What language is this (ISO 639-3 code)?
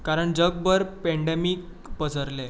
kok